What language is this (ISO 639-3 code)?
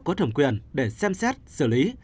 vie